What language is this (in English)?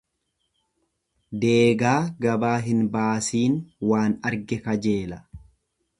Oromo